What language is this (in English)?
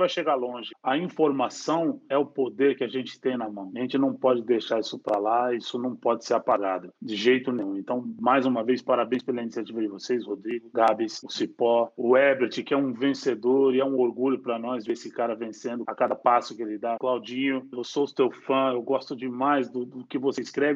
Portuguese